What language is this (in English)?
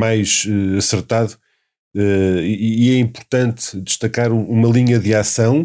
Portuguese